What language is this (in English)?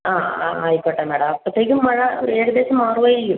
Malayalam